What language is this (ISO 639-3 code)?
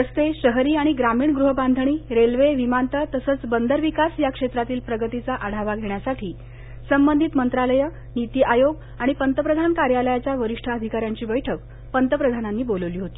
mar